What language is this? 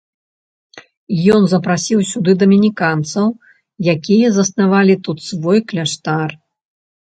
Belarusian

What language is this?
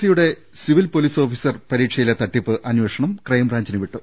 Malayalam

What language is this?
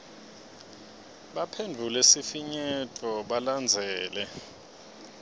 Swati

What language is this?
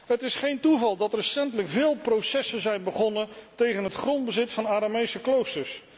Dutch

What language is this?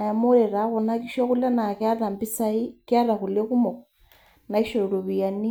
Masai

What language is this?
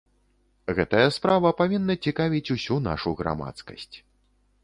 Belarusian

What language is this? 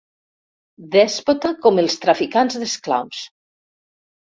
Catalan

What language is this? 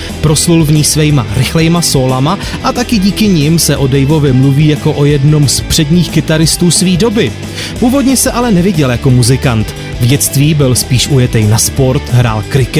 Czech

